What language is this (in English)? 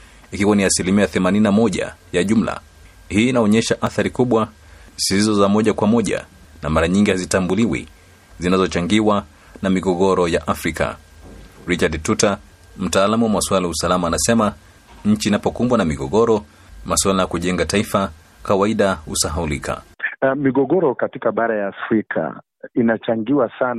Swahili